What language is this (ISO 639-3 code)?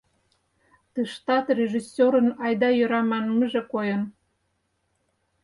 chm